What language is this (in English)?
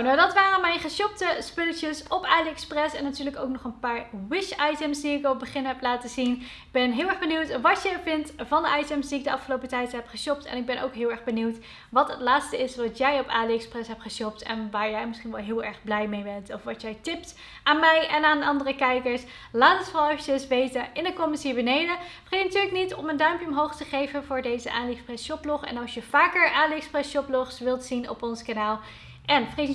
Dutch